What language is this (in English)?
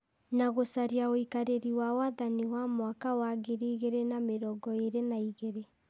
Kikuyu